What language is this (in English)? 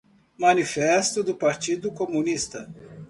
Portuguese